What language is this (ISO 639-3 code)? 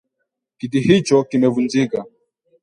swa